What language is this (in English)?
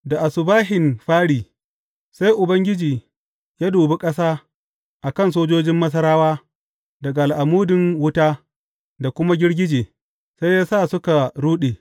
Hausa